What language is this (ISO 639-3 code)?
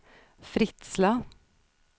swe